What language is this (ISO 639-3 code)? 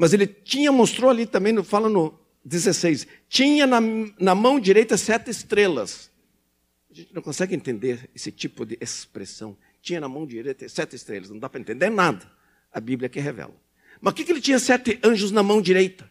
por